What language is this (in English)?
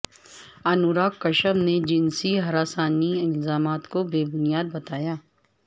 Urdu